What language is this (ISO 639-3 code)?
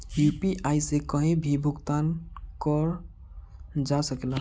bho